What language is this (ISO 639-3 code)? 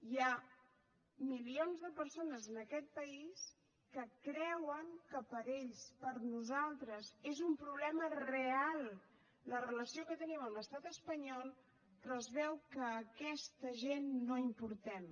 cat